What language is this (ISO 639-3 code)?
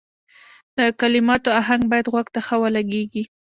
pus